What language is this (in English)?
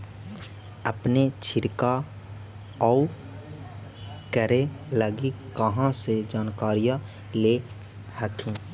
Magahi